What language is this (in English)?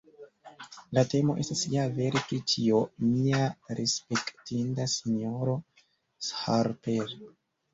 Esperanto